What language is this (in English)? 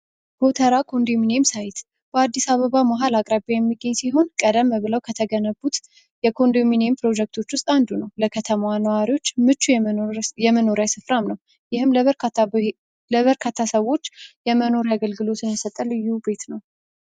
Amharic